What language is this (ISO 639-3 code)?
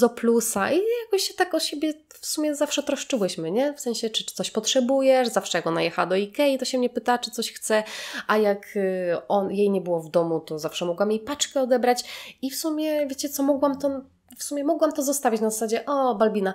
pol